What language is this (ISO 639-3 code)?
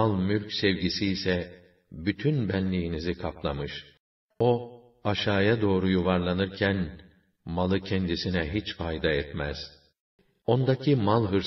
tur